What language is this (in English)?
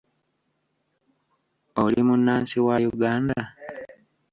Ganda